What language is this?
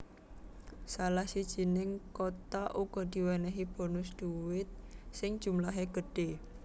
Javanese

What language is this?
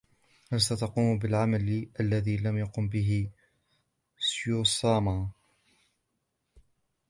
Arabic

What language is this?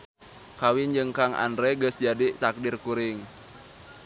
Sundanese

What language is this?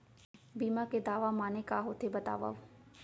Chhattisgarhi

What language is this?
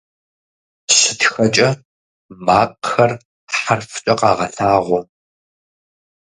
Kabardian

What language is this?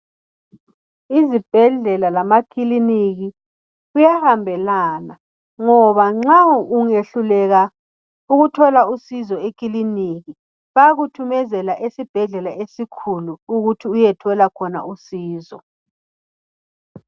North Ndebele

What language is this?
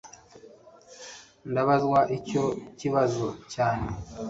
Kinyarwanda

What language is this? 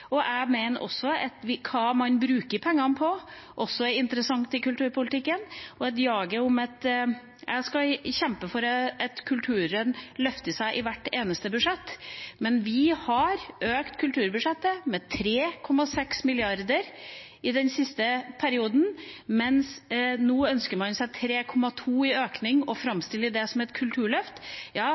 Norwegian Bokmål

